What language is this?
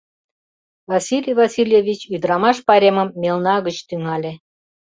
Mari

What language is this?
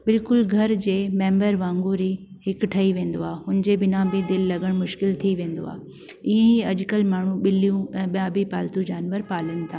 Sindhi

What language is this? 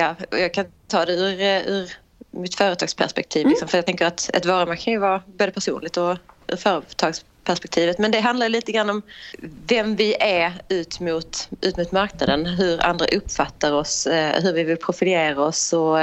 Swedish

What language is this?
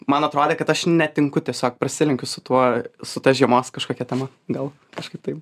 Lithuanian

